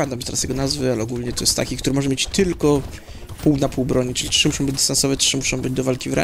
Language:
Polish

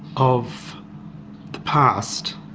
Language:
English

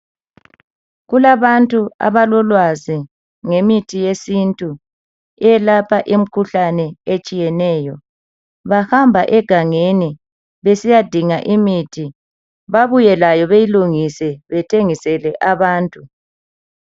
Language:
North Ndebele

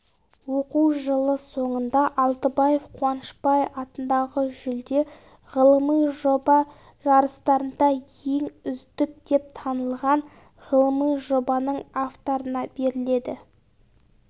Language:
Kazakh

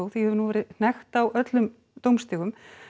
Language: Icelandic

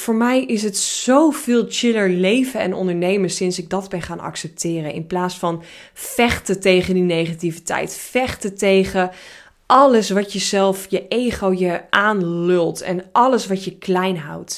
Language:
Dutch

